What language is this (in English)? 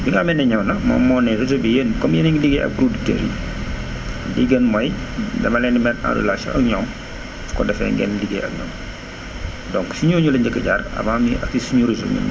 Wolof